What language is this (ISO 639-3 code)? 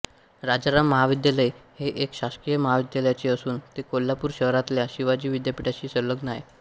mar